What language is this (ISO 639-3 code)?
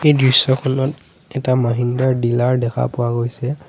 asm